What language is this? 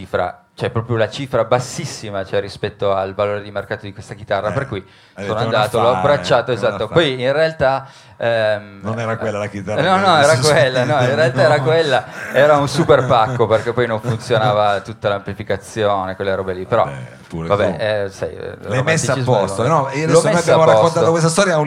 Italian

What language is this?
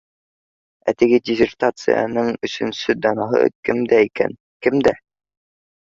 Bashkir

